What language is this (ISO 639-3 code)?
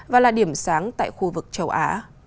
vie